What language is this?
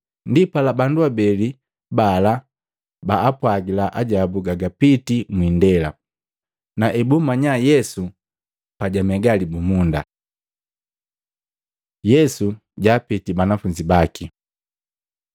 Matengo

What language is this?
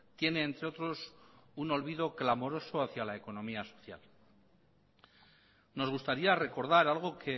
Spanish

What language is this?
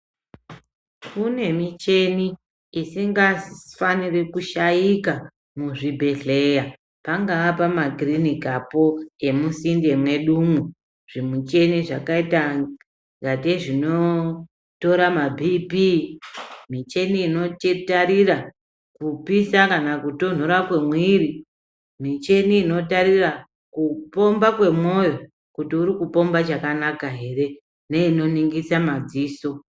Ndau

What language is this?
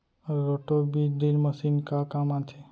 Chhattisgarhi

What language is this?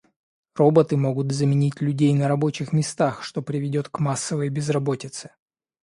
Russian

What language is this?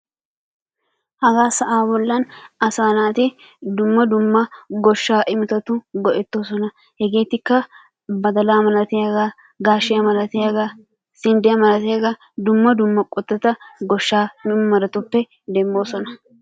Wolaytta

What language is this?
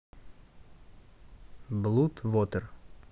Russian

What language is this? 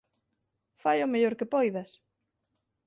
Galician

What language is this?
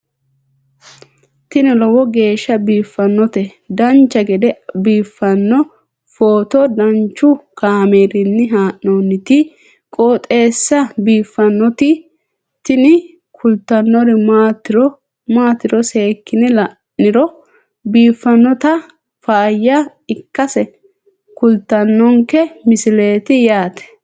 Sidamo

